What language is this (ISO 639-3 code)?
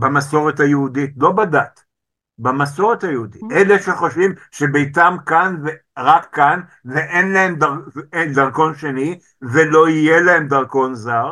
heb